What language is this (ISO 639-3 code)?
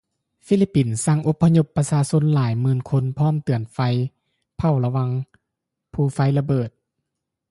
lao